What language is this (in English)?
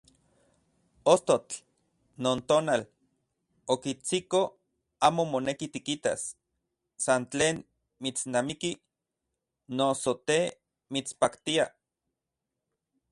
Central Puebla Nahuatl